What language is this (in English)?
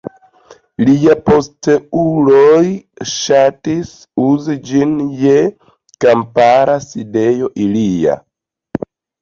Esperanto